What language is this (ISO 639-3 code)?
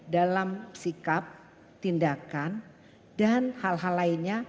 ind